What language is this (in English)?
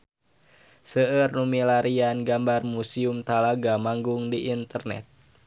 Sundanese